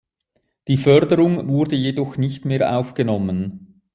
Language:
German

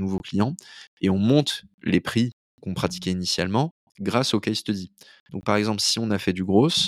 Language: French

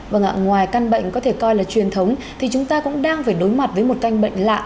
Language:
Vietnamese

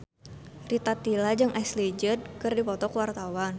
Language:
Sundanese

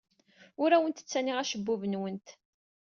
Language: Kabyle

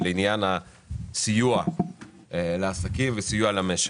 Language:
Hebrew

